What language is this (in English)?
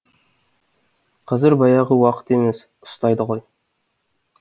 Kazakh